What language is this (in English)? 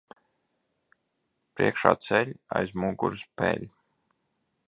Latvian